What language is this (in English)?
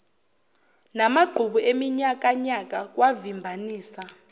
Zulu